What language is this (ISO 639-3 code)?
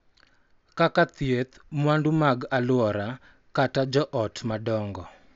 luo